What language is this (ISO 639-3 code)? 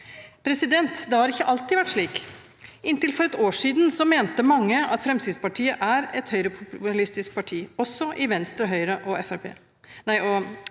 nor